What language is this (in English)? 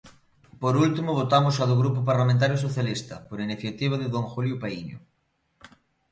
Galician